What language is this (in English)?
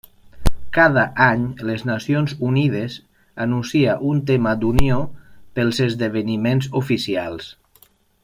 Catalan